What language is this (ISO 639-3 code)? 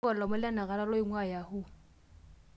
mas